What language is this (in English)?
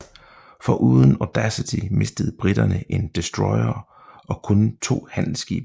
Danish